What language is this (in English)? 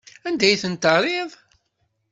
Kabyle